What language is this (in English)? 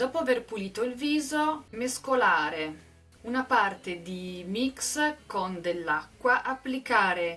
Italian